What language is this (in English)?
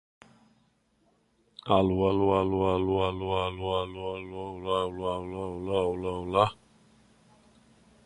Portuguese